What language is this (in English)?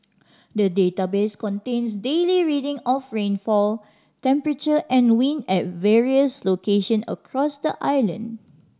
English